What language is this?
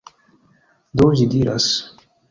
Esperanto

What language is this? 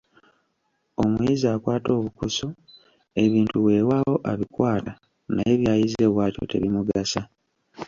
Ganda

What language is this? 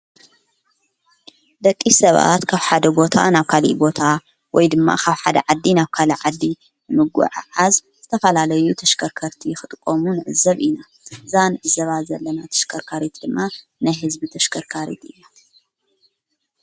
Tigrinya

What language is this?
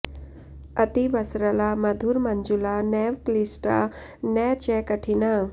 Sanskrit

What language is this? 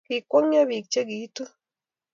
Kalenjin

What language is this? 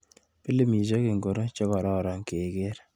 Kalenjin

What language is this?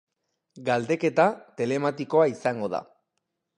Basque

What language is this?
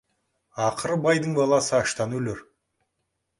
Kazakh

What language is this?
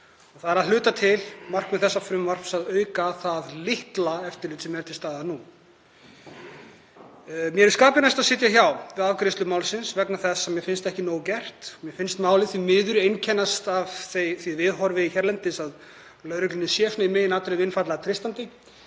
Icelandic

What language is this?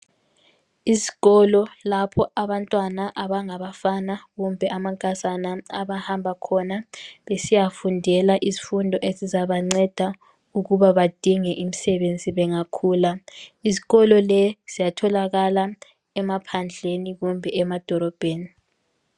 North Ndebele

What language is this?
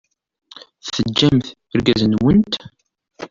Kabyle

